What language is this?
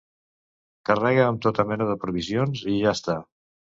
Catalan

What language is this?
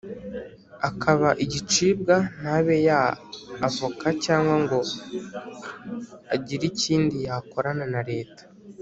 Kinyarwanda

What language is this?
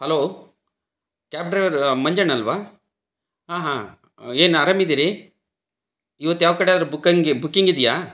Kannada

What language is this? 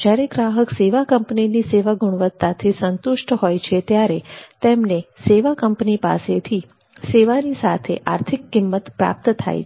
Gujarati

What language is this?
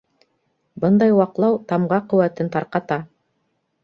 Bashkir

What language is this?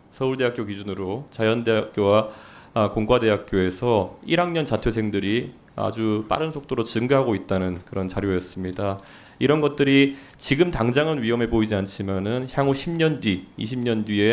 Korean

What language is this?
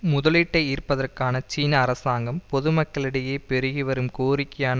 Tamil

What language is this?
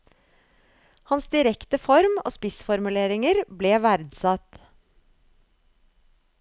Norwegian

